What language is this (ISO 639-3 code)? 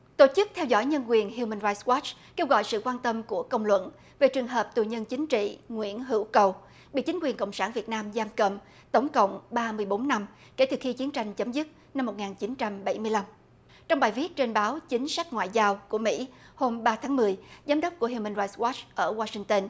vie